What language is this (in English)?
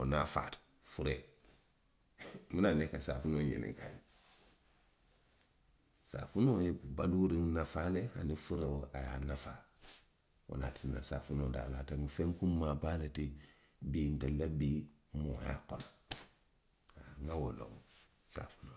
Western Maninkakan